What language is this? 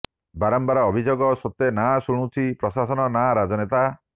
Odia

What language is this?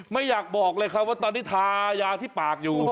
Thai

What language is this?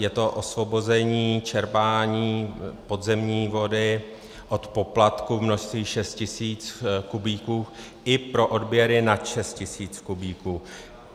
Czech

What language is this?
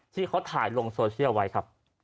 Thai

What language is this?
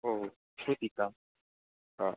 Sanskrit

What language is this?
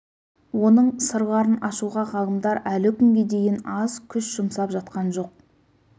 Kazakh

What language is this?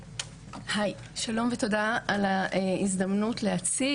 Hebrew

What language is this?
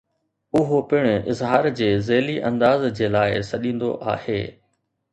Sindhi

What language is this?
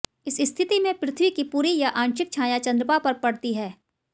Hindi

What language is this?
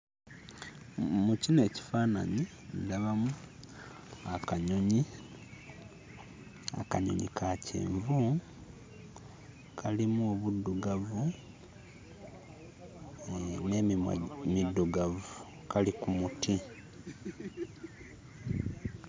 Ganda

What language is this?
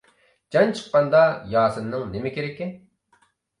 Uyghur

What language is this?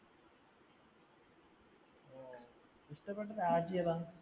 Malayalam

